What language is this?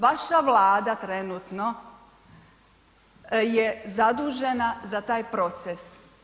Croatian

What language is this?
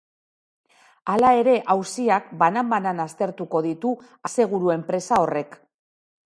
Basque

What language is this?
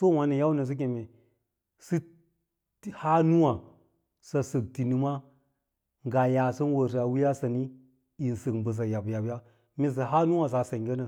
Lala-Roba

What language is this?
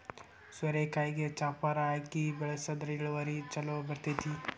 Kannada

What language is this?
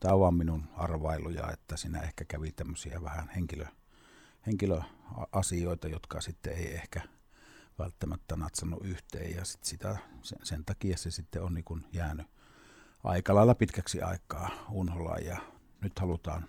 Finnish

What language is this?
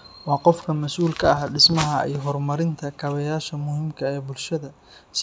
Somali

